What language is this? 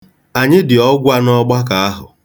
Igbo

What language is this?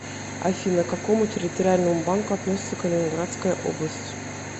Russian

